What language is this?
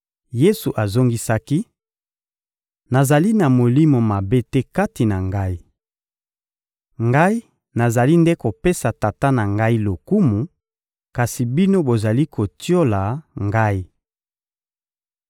Lingala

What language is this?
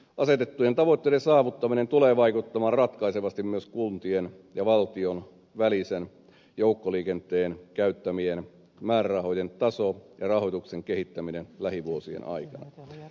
Finnish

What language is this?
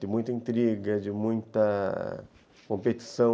Portuguese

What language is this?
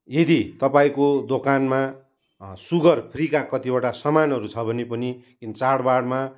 Nepali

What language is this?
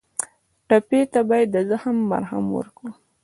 Pashto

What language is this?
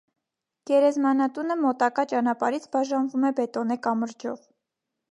Armenian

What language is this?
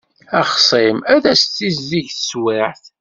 Kabyle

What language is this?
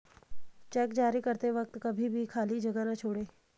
Hindi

